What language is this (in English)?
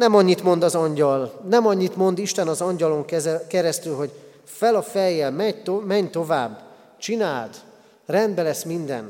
Hungarian